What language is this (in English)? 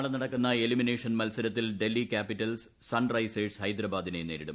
Malayalam